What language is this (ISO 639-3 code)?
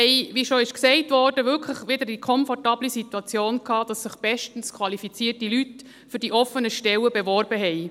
gsw